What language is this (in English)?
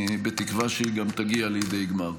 Hebrew